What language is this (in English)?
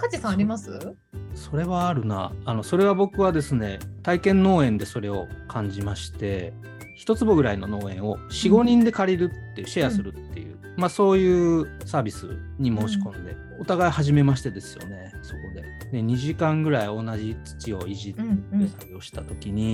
Japanese